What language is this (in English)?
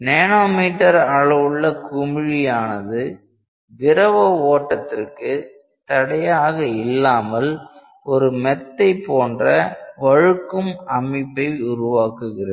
Tamil